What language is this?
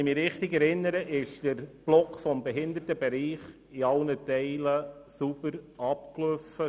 Swiss German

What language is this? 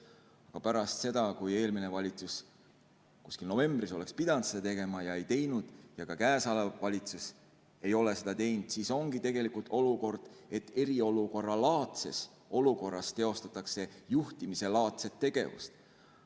Estonian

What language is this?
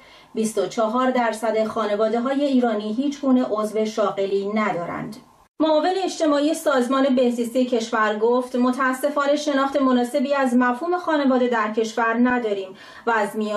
Persian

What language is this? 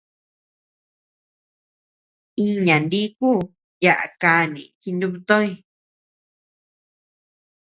Tepeuxila Cuicatec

